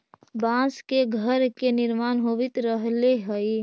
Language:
Magahi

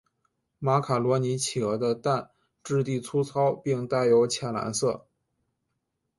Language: Chinese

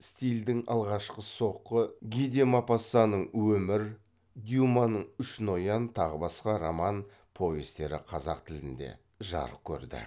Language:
Kazakh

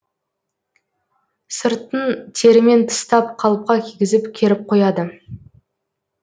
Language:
Kazakh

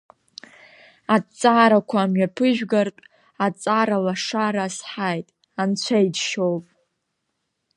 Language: Abkhazian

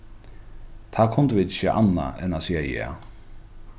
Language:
Faroese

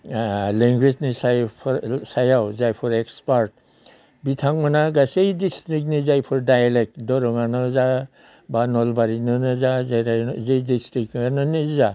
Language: Bodo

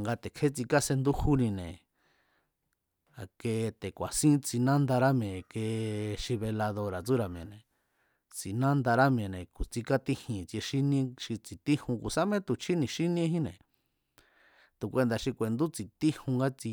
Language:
Mazatlán Mazatec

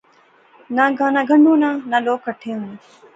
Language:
Pahari-Potwari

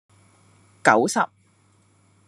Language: Cantonese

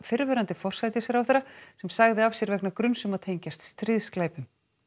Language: Icelandic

